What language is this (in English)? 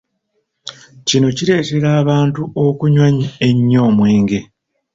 Ganda